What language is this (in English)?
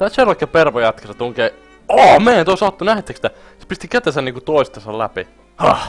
Finnish